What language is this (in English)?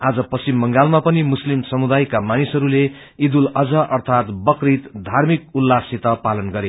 Nepali